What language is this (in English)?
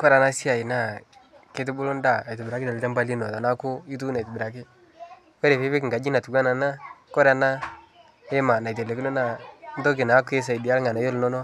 Masai